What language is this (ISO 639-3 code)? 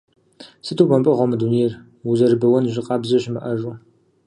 kbd